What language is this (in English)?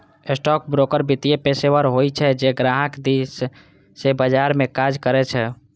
Maithili